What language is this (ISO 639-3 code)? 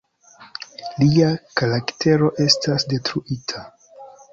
epo